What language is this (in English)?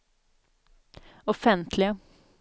Swedish